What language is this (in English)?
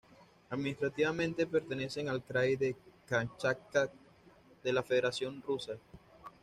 Spanish